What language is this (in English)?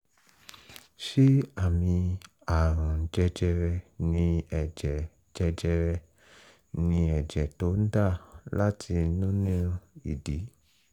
Yoruba